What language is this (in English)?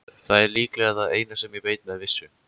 Icelandic